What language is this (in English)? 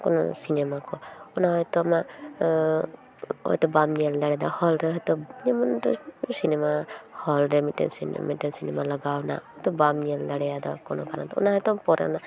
Santali